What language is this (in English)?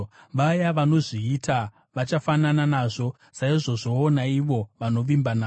Shona